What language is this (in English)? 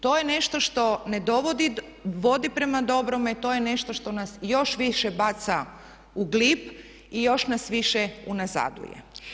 Croatian